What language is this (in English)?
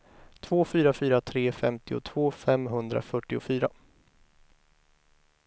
Swedish